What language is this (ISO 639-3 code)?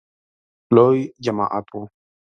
pus